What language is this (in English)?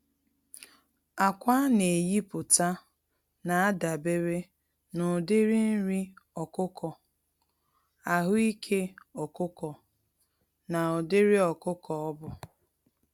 Igbo